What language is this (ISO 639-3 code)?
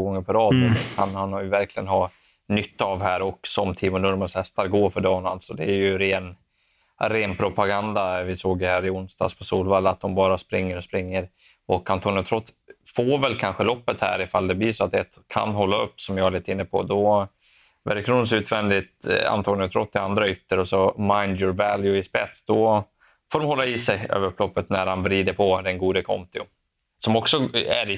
swe